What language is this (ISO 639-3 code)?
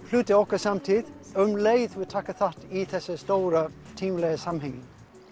isl